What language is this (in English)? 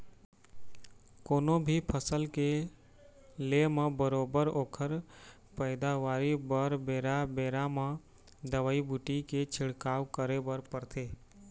Chhattisgarhi